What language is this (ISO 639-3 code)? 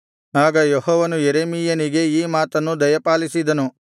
kan